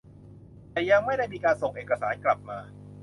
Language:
Thai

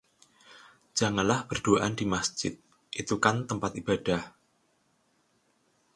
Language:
Indonesian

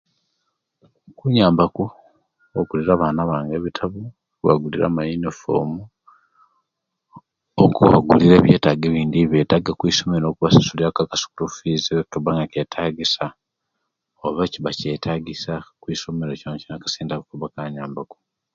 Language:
Kenyi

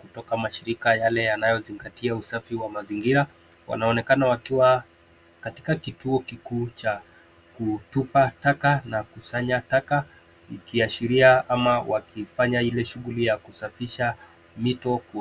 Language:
Swahili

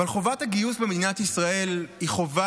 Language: Hebrew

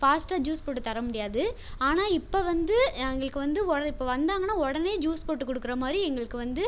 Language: Tamil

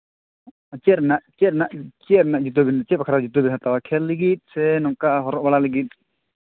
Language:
Santali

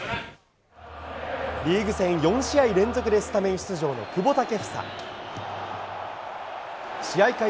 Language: Japanese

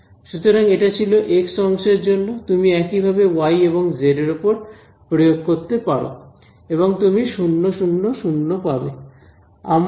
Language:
Bangla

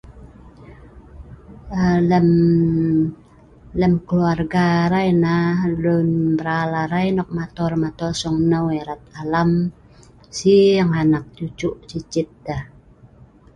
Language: Sa'ban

